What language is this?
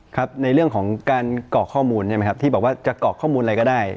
Thai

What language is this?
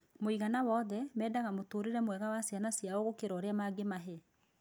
Kikuyu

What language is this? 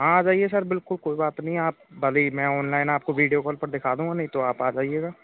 Hindi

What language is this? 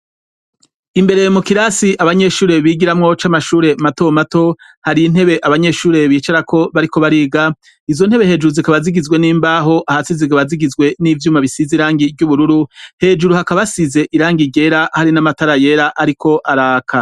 Rundi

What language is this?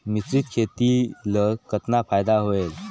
Chhattisgarhi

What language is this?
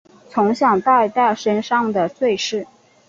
Chinese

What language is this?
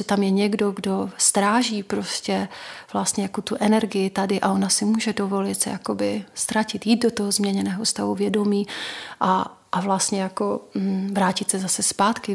Czech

